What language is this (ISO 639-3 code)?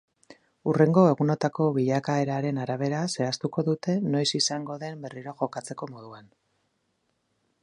eus